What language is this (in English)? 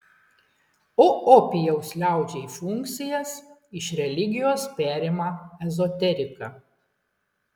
Lithuanian